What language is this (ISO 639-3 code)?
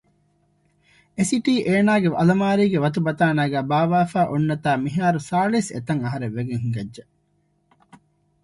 div